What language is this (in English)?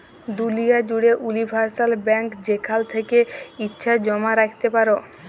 Bangla